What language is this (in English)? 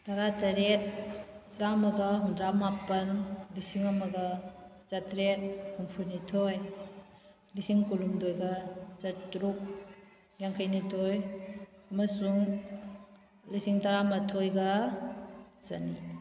Manipuri